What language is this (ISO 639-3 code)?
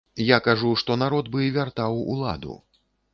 bel